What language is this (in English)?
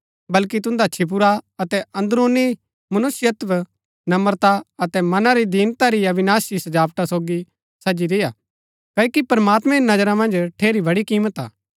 Gaddi